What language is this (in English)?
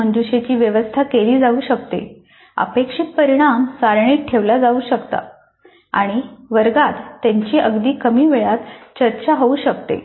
Marathi